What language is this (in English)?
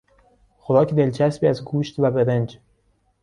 Persian